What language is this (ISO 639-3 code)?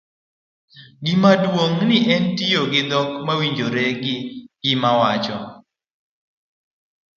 luo